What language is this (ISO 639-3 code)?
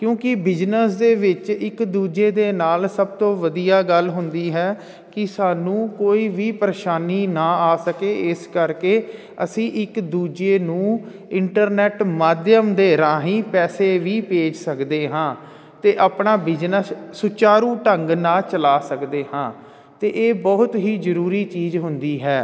pan